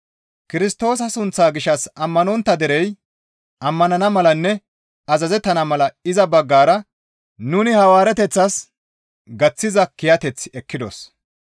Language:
Gamo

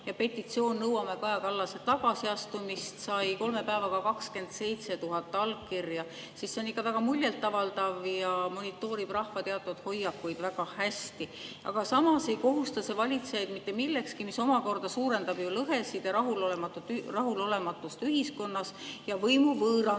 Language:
Estonian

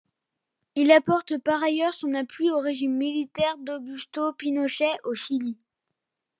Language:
French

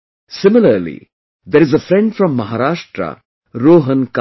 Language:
English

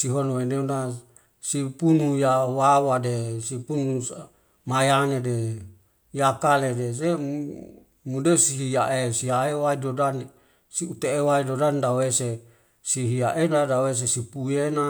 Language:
Wemale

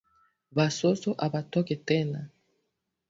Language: Swahili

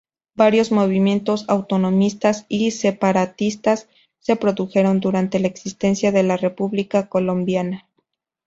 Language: Spanish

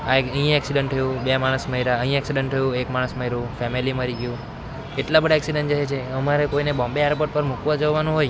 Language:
Gujarati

